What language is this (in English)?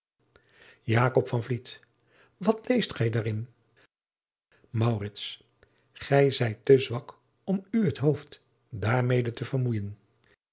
Dutch